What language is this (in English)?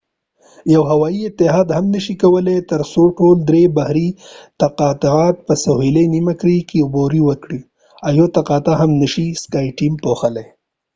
Pashto